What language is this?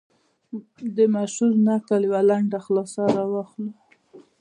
Pashto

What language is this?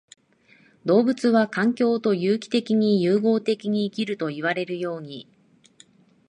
Japanese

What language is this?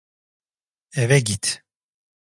Turkish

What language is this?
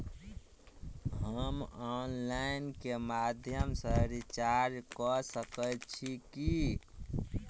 Maithili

